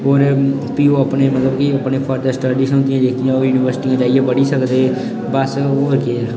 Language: Dogri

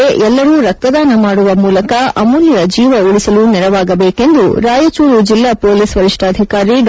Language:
Kannada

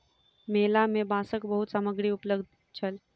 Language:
Maithili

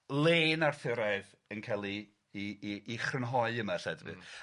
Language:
Welsh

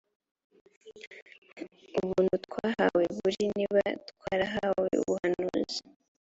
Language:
Kinyarwanda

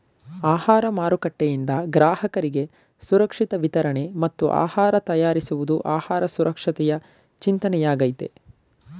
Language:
Kannada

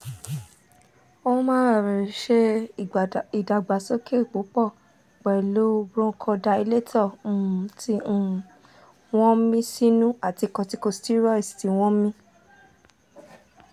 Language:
Yoruba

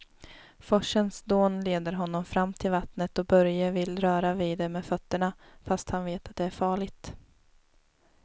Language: Swedish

